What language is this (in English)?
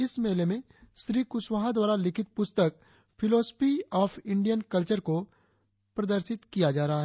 Hindi